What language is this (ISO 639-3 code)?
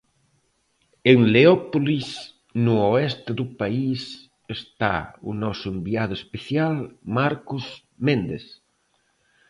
glg